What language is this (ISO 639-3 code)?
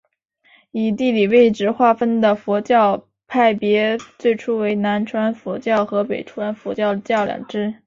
zho